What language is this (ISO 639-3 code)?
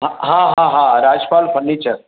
snd